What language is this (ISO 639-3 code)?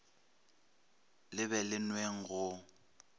nso